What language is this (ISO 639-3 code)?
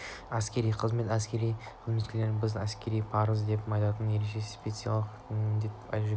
kaz